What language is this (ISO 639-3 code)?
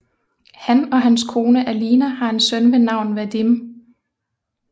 dan